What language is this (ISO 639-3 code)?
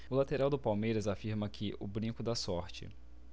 por